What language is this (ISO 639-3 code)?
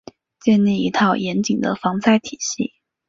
zho